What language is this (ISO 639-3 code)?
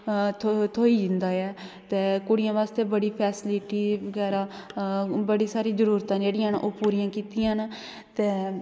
doi